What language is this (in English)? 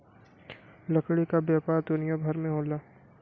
Bhojpuri